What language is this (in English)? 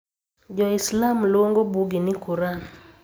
Luo (Kenya and Tanzania)